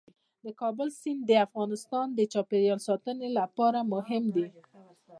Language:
Pashto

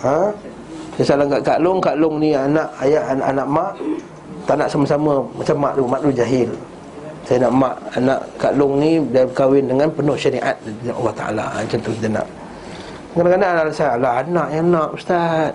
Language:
Malay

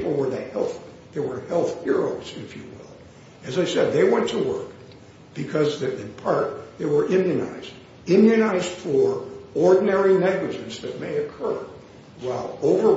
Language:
English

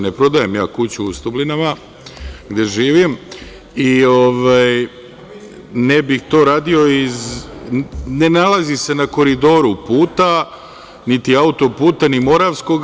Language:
Serbian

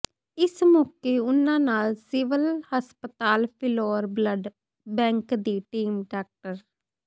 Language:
Punjabi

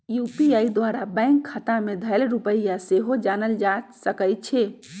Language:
Magahi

